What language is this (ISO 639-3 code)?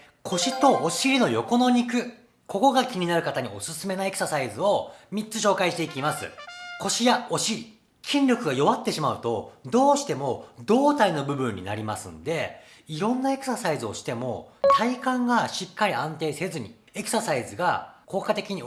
jpn